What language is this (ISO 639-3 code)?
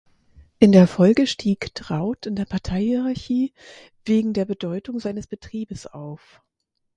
deu